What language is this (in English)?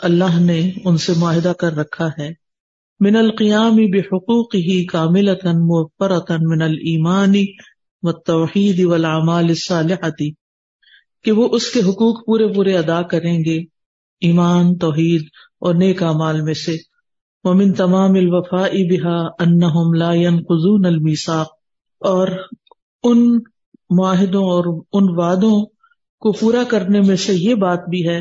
Urdu